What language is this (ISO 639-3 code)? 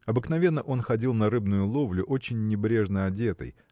rus